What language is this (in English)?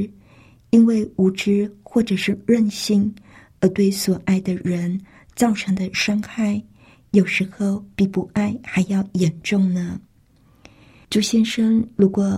Chinese